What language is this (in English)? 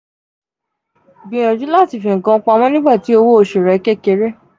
Yoruba